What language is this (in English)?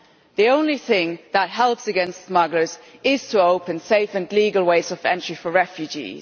English